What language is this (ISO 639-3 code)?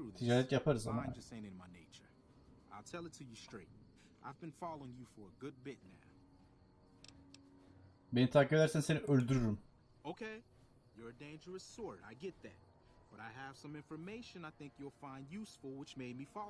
tur